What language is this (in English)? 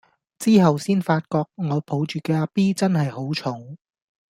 Cantonese